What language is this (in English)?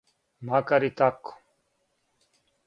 Serbian